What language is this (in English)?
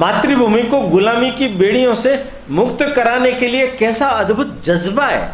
Hindi